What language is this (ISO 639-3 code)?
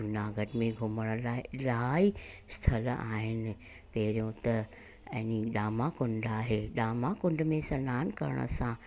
snd